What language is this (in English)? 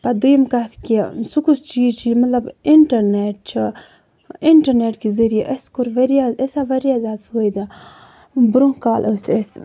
Kashmiri